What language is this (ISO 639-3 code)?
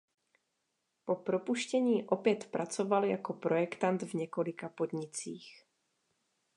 ces